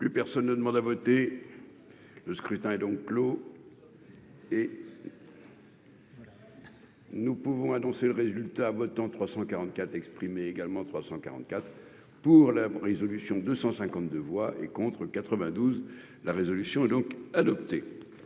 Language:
French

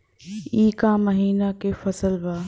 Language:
Bhojpuri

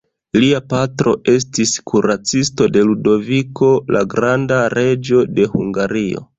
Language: Esperanto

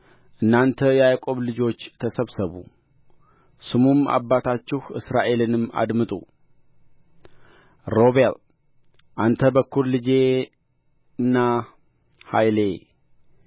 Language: Amharic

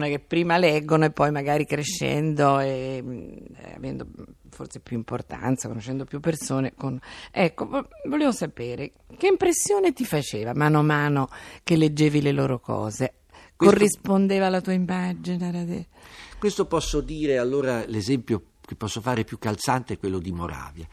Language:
Italian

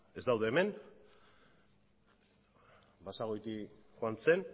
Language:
Basque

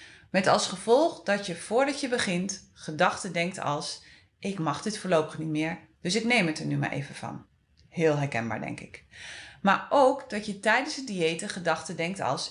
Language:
Dutch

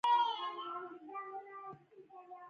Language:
Pashto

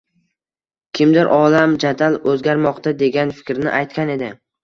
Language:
Uzbek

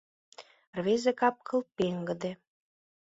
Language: Mari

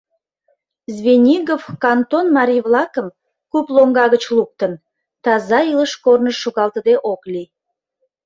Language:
Mari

